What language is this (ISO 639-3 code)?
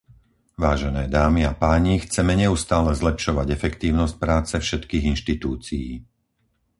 slk